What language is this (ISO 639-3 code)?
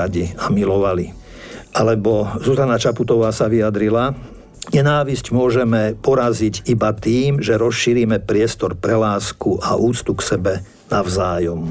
slk